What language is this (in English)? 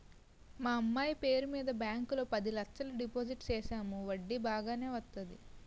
Telugu